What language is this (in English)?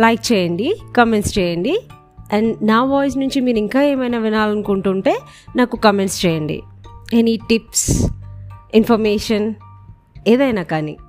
Telugu